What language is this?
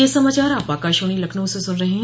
Hindi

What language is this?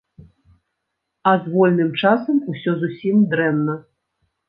Belarusian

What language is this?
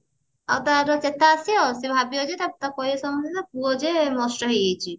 Odia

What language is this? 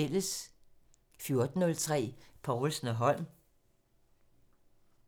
Danish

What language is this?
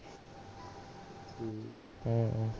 Punjabi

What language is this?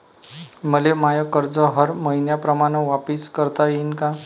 Marathi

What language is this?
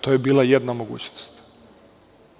Serbian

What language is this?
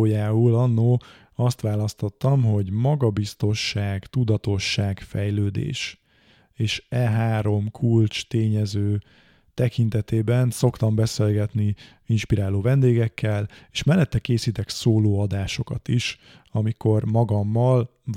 Hungarian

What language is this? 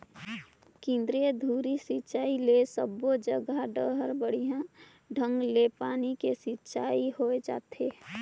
Chhattisgarhi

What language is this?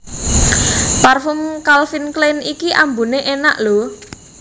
Javanese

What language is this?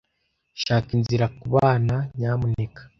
Kinyarwanda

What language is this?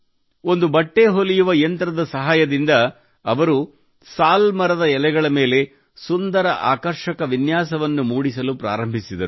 Kannada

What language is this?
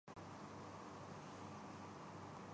Urdu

